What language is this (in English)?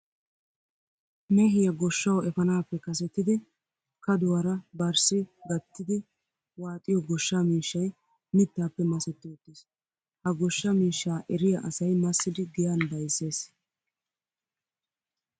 Wolaytta